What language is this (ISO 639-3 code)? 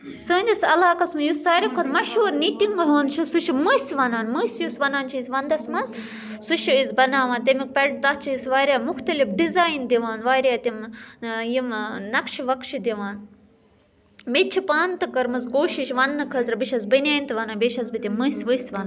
kas